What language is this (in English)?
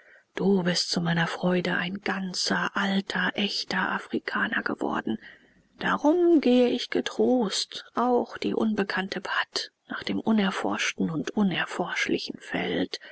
German